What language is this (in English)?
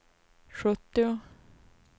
Swedish